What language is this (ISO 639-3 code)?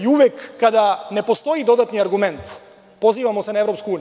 srp